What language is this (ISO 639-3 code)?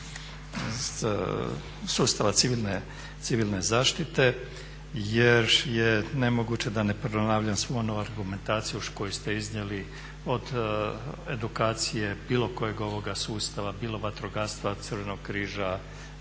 hrv